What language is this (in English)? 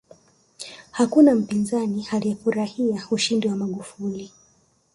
Swahili